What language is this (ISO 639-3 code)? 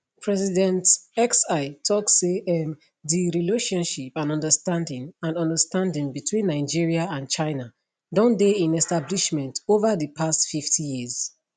pcm